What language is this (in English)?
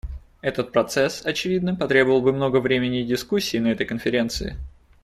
Russian